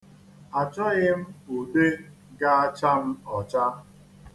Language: Igbo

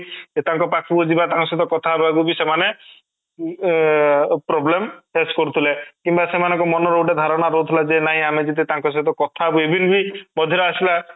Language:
Odia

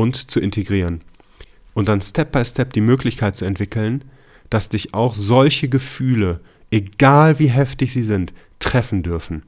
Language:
German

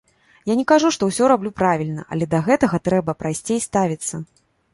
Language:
Belarusian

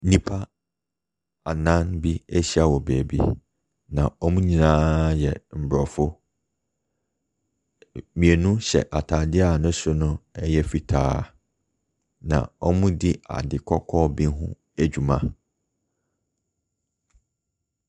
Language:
Akan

